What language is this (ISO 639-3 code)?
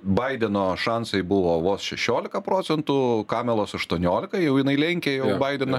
lit